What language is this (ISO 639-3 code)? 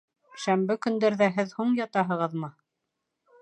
bak